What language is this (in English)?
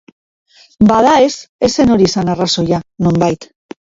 Basque